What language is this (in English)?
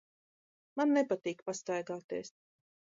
Latvian